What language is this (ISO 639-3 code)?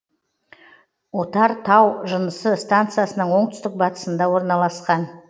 kaz